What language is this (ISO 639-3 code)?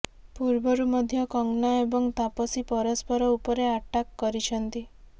ori